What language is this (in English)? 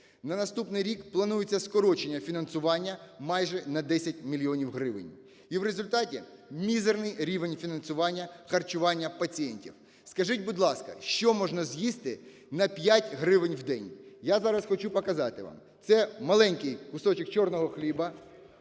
Ukrainian